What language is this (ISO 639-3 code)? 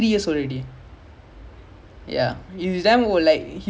eng